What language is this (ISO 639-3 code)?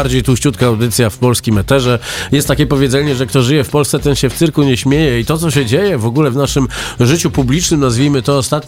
pol